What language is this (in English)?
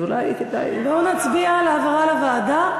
Hebrew